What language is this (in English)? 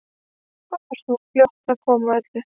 Icelandic